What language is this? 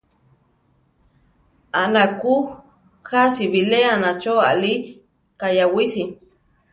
Central Tarahumara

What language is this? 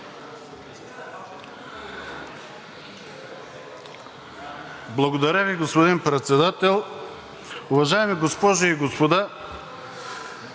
Bulgarian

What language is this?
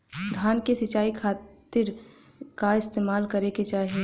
Bhojpuri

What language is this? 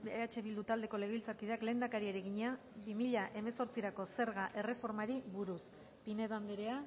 Basque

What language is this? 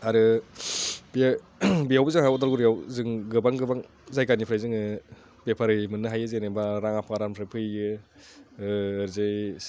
Bodo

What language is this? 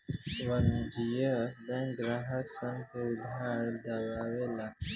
Bhojpuri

